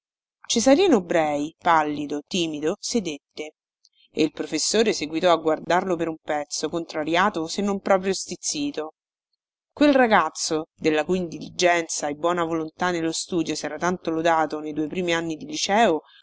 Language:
Italian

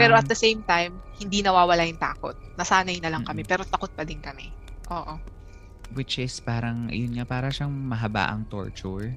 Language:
Filipino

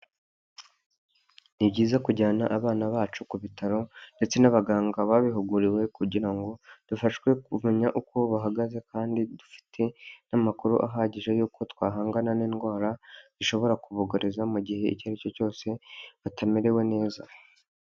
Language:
Kinyarwanda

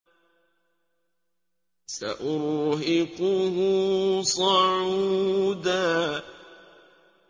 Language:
Arabic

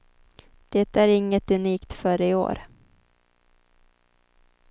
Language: Swedish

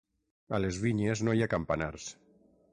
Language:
Catalan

